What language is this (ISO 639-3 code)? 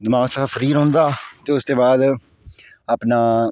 doi